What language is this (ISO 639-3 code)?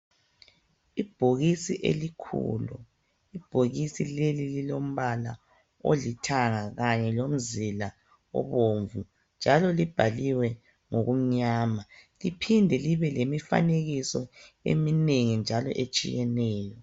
nde